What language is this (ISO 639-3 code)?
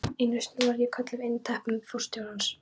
isl